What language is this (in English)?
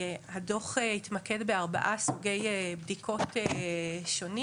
Hebrew